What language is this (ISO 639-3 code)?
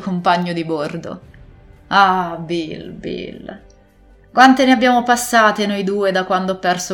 ita